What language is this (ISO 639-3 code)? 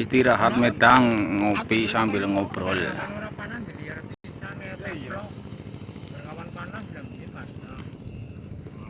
ind